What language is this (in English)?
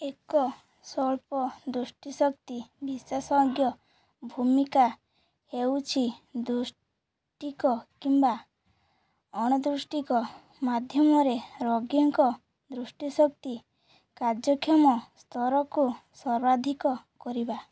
Odia